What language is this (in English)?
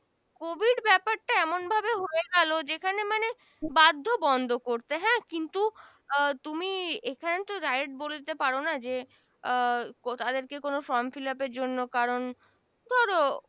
Bangla